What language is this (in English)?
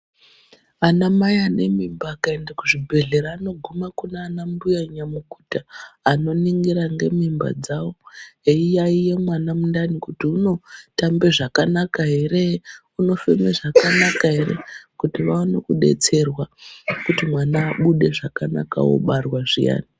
Ndau